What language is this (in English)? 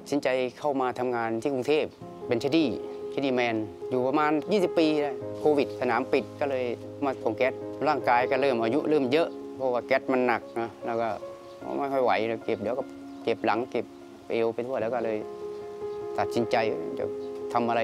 Thai